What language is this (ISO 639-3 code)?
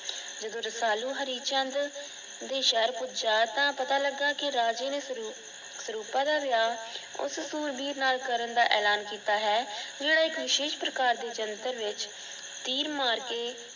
pan